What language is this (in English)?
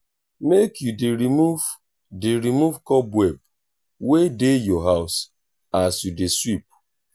Nigerian Pidgin